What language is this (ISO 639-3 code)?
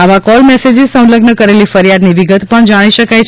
guj